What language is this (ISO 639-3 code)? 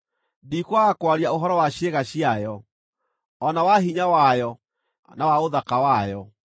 kik